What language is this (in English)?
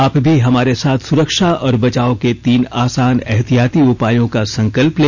Hindi